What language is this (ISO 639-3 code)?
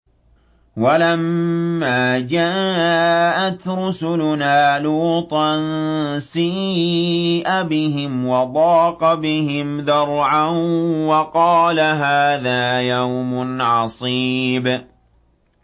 ara